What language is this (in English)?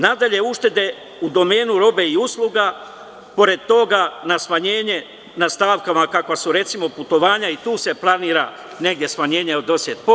Serbian